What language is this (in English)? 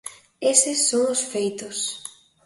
Galician